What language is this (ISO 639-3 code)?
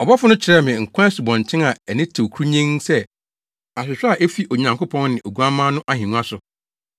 aka